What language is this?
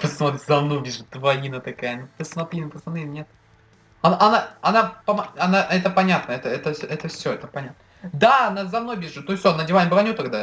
Russian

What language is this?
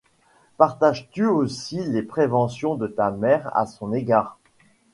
French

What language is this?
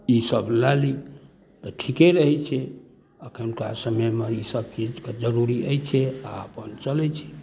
Maithili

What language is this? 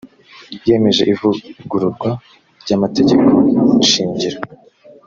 Kinyarwanda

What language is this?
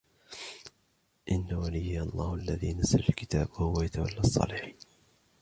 Arabic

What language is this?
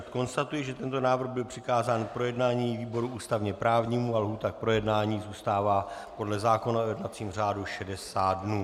Czech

